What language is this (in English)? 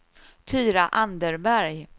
Swedish